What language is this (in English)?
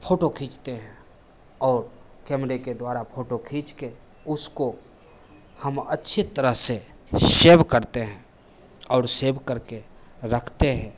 Hindi